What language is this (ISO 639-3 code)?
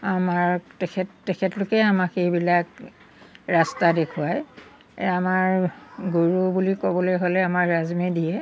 asm